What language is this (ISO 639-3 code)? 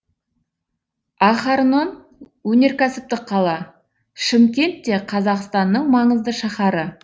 kaz